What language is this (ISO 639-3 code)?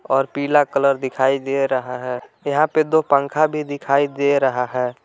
hin